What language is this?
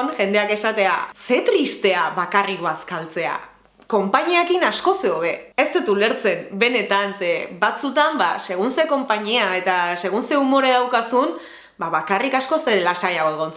Basque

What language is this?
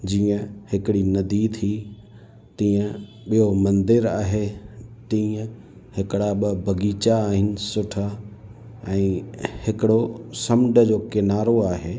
Sindhi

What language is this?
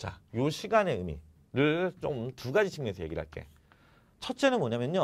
Korean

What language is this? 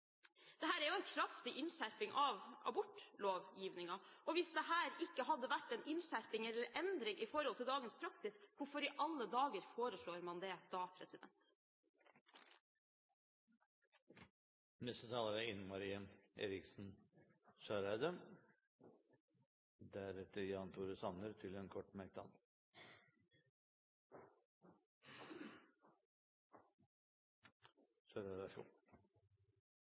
Norwegian Bokmål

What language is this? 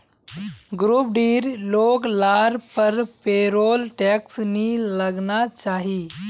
Magahi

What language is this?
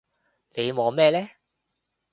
Cantonese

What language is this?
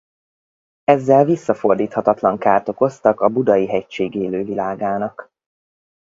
Hungarian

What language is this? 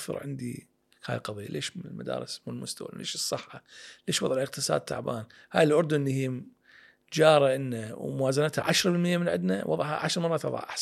Arabic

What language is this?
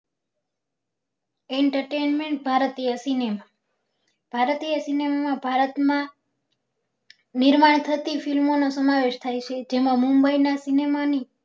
Gujarati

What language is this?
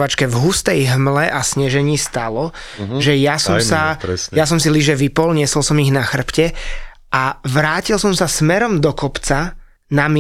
Slovak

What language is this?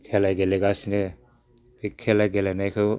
Bodo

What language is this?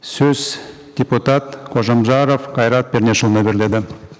Kazakh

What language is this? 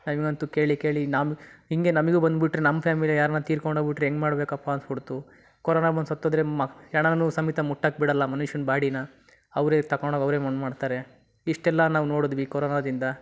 Kannada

